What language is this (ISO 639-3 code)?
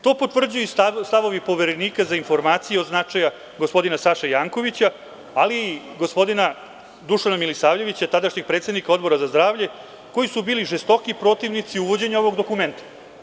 srp